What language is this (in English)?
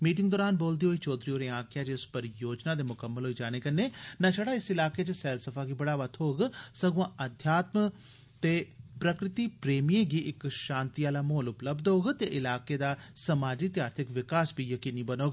Dogri